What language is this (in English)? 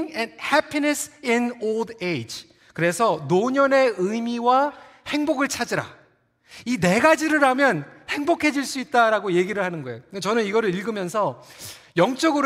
Korean